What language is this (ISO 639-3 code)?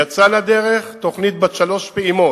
heb